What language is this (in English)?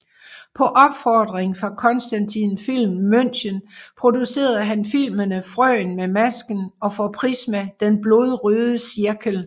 Danish